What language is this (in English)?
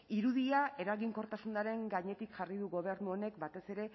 Basque